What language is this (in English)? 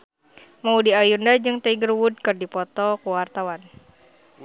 Sundanese